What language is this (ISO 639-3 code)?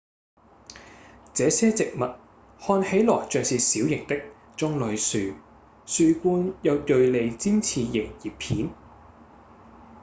yue